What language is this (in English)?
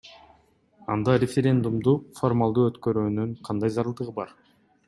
Kyrgyz